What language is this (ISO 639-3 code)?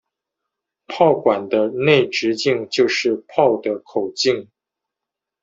zho